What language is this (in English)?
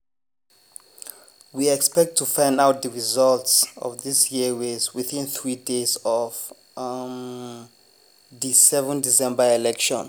Nigerian Pidgin